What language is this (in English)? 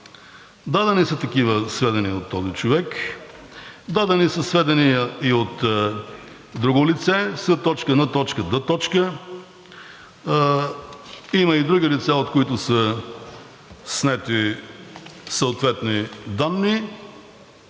Bulgarian